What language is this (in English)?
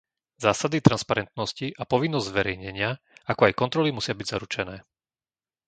Slovak